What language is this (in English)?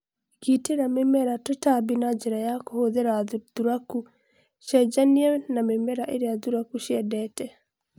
Kikuyu